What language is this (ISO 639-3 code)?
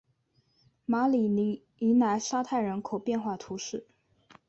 zho